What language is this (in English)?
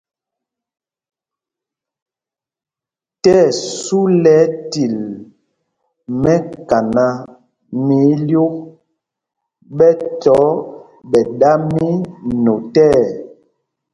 Mpumpong